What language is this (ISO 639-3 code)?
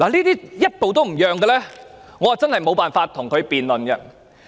yue